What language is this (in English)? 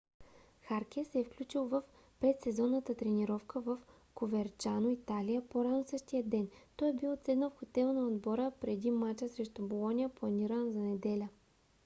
Bulgarian